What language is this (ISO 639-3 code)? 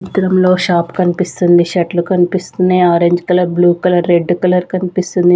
tel